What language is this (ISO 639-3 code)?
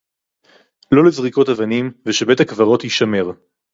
heb